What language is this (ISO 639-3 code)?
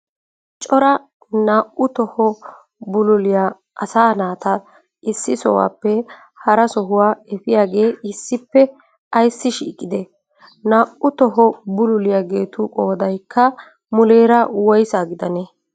wal